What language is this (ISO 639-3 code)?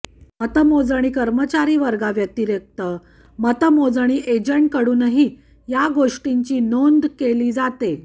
mar